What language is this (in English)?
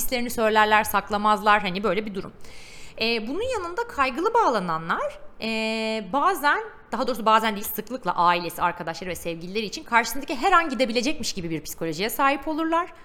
Turkish